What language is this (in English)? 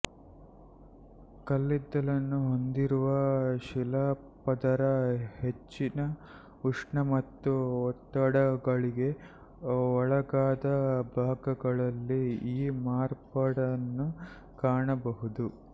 Kannada